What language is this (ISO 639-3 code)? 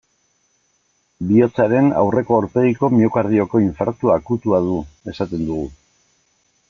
eus